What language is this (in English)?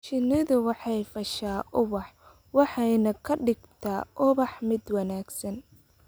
Somali